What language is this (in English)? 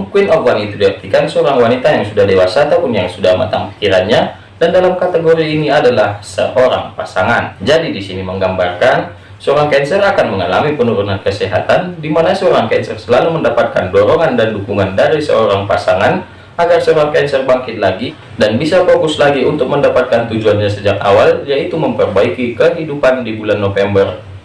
Indonesian